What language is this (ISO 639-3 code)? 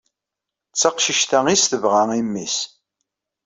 kab